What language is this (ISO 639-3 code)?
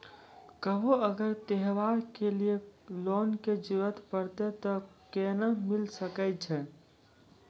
mai